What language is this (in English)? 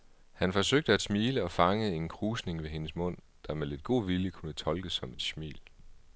Danish